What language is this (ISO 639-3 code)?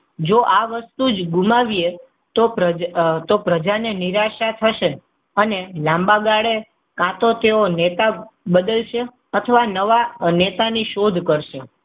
guj